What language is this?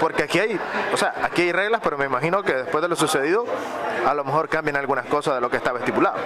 Spanish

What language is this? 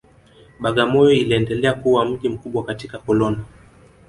Swahili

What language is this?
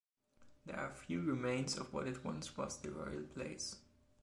English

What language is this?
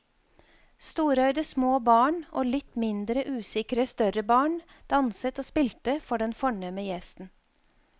Norwegian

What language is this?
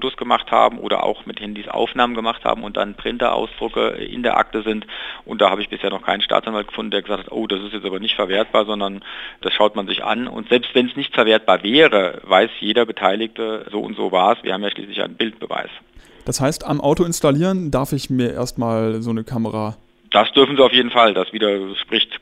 German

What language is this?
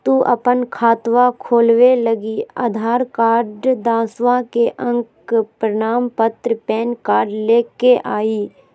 Magahi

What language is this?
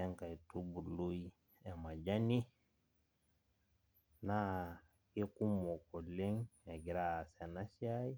Masai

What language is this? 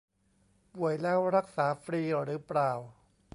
Thai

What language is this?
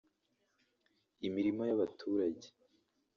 Kinyarwanda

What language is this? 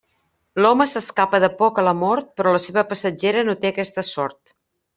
Catalan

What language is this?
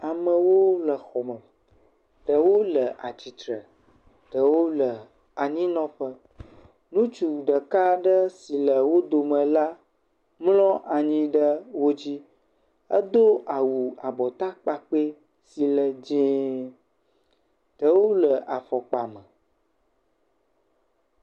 Ewe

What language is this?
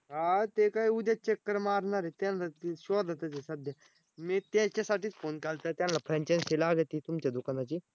Marathi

